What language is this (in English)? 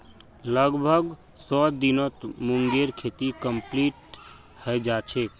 Magahi